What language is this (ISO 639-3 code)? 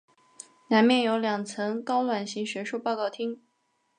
zho